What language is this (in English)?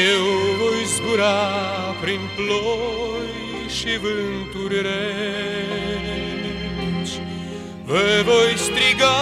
Romanian